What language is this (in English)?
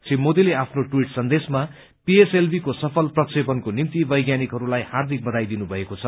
Nepali